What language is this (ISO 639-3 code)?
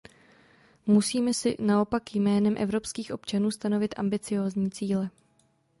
ces